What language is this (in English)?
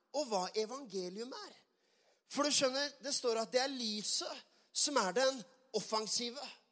Swedish